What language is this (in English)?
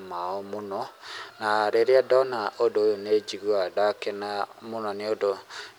Kikuyu